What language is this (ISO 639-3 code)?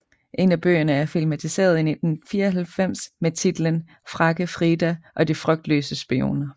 dan